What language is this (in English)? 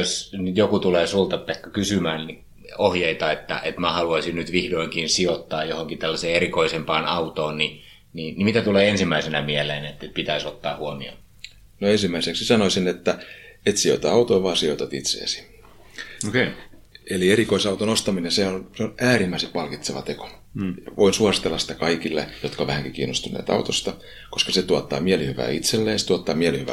Finnish